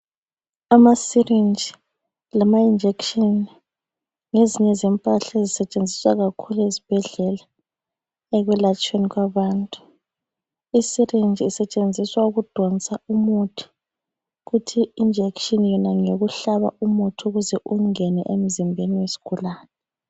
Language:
North Ndebele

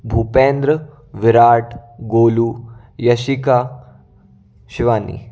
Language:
Hindi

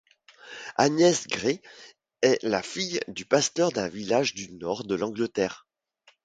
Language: French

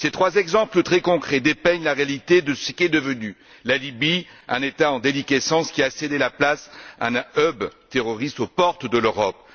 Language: French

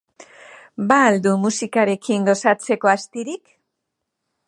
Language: Basque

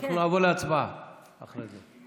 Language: Hebrew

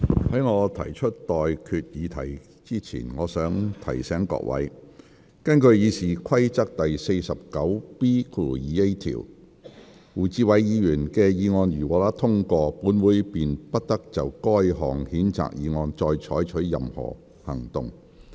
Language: Cantonese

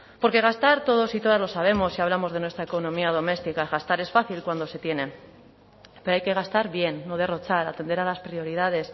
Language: Spanish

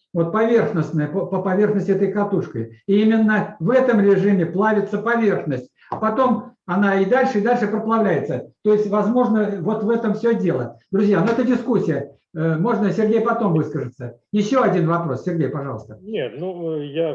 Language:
Russian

